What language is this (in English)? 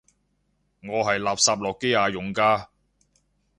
Cantonese